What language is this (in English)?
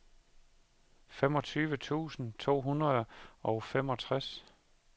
Danish